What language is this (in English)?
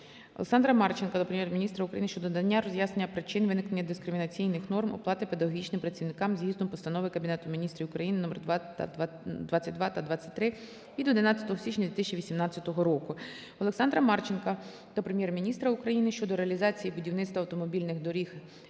Ukrainian